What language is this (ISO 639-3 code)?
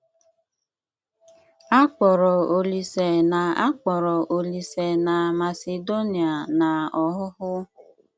ibo